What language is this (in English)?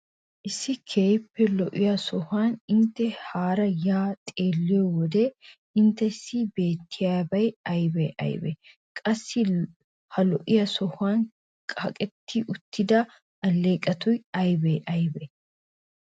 Wolaytta